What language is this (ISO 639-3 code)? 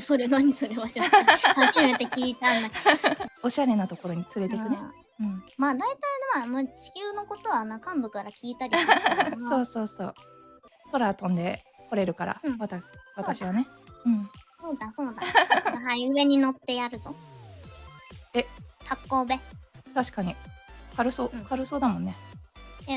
jpn